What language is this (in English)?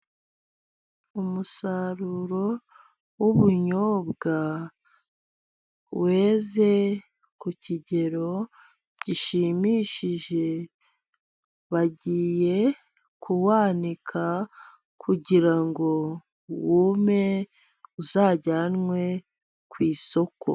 Kinyarwanda